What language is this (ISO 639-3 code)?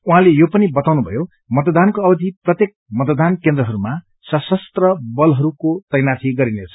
nep